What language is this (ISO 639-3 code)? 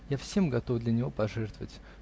rus